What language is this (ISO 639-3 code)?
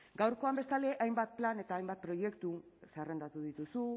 eus